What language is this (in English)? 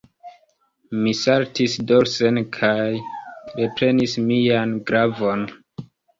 Esperanto